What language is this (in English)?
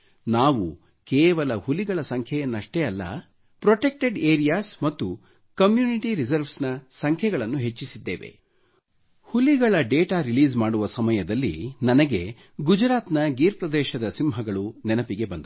Kannada